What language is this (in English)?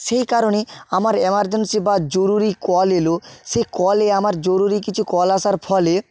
Bangla